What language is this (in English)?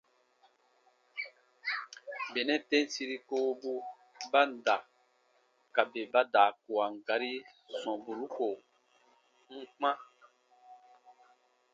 Baatonum